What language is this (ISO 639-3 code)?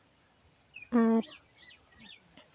sat